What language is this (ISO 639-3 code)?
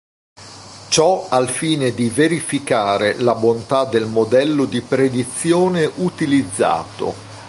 ita